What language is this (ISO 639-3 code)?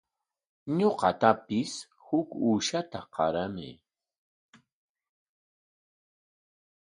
qwa